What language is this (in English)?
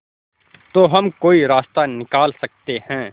Hindi